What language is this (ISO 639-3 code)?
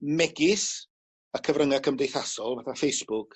cym